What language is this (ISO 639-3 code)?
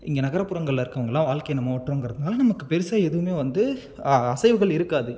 tam